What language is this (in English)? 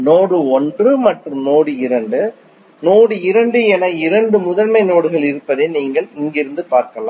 Tamil